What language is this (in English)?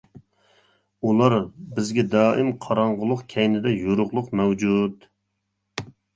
Uyghur